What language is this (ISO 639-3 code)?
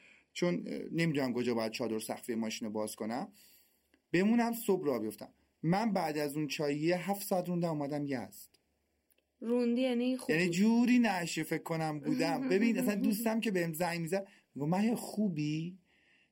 fas